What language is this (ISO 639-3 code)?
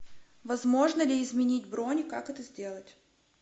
rus